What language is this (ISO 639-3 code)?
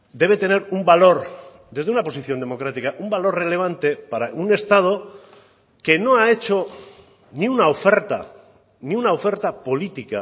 spa